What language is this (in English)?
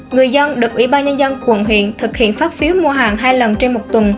Vietnamese